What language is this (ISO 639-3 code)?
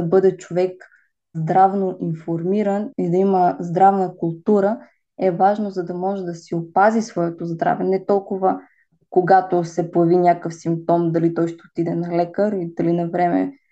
bul